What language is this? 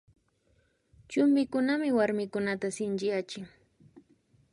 Imbabura Highland Quichua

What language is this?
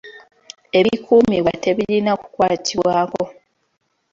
Ganda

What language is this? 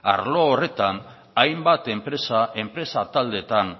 Basque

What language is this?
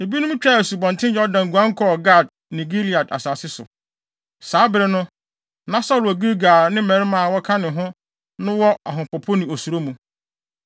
Akan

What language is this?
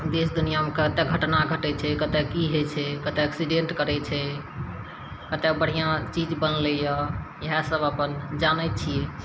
Maithili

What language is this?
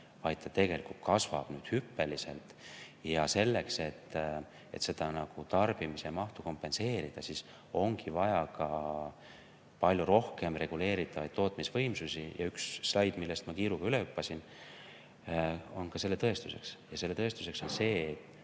Estonian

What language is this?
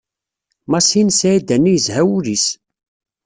Kabyle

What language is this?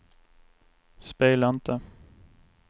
Swedish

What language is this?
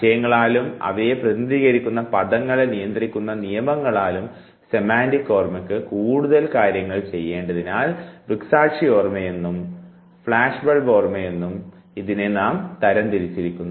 Malayalam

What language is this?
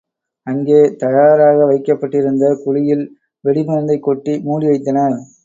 Tamil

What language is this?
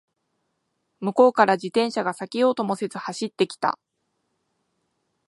Japanese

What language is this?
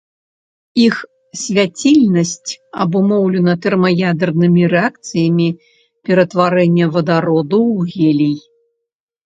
Belarusian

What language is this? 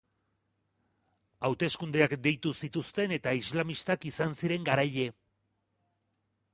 Basque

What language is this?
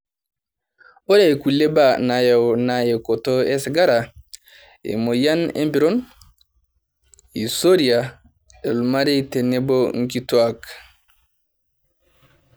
Masai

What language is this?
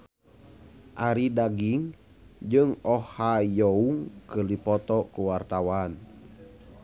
Sundanese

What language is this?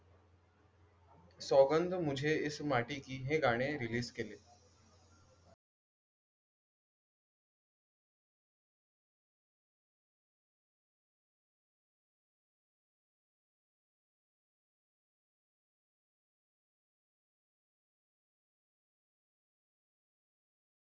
Marathi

